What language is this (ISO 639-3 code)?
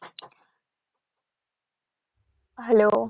ben